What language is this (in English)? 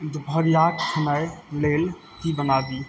Maithili